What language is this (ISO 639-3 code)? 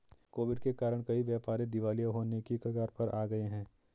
hin